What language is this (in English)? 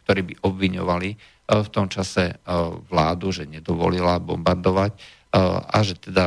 Slovak